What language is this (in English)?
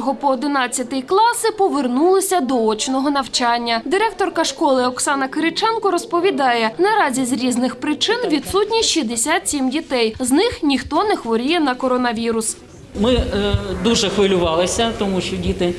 Ukrainian